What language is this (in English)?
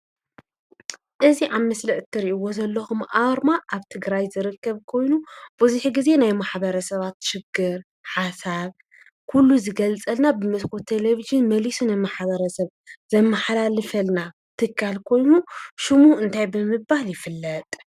Tigrinya